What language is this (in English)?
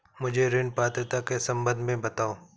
Hindi